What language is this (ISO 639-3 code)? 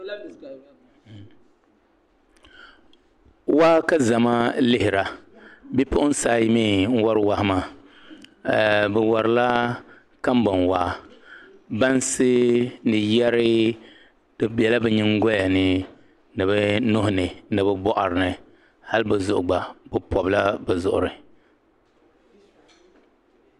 dag